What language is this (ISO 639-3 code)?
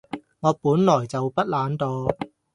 yue